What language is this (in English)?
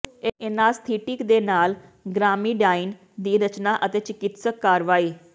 Punjabi